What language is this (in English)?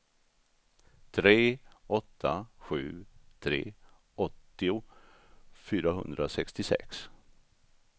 Swedish